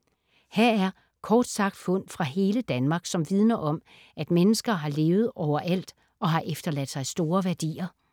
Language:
Danish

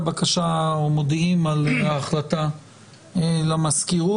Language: Hebrew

